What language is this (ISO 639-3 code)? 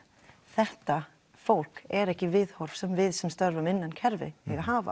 isl